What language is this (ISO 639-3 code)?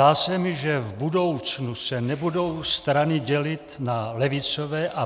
ces